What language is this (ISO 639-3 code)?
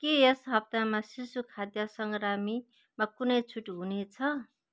nep